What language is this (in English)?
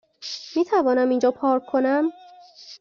Persian